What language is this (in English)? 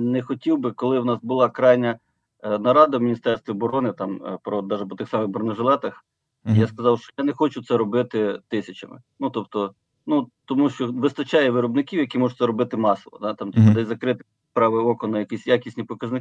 Ukrainian